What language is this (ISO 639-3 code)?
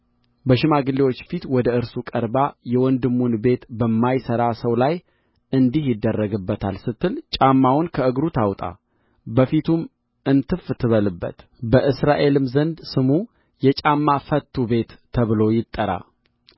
amh